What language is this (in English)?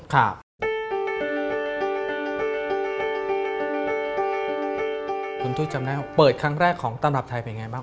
Thai